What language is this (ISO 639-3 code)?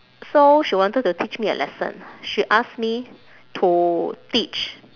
eng